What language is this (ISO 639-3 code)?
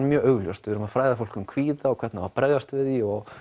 isl